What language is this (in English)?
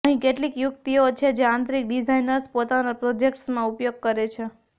Gujarati